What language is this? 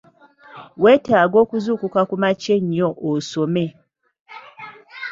Ganda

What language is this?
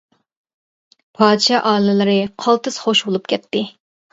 Uyghur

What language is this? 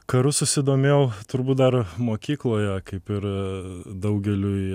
Lithuanian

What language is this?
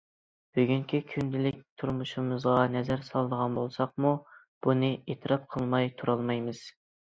Uyghur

